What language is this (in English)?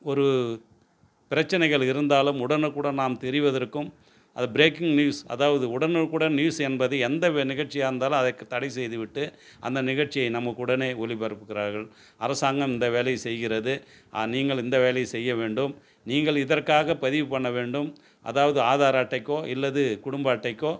Tamil